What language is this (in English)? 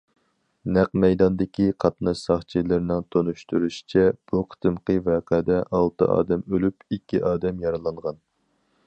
Uyghur